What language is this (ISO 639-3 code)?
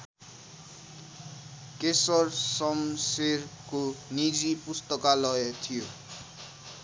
nep